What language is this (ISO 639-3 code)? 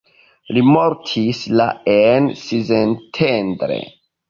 epo